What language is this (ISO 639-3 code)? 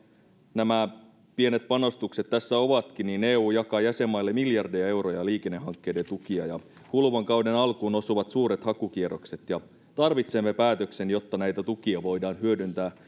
fin